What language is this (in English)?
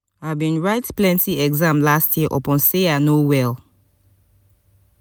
Nigerian Pidgin